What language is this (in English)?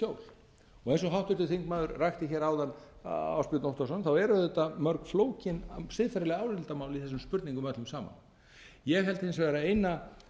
Icelandic